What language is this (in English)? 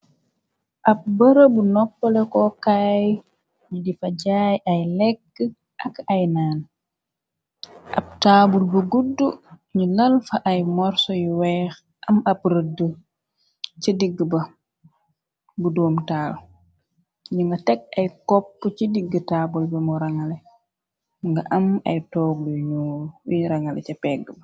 Wolof